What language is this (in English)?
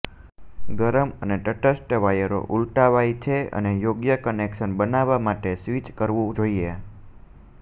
Gujarati